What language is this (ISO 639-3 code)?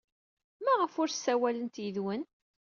kab